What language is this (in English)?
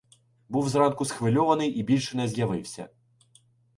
Ukrainian